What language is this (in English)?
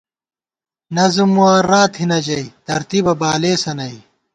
Gawar-Bati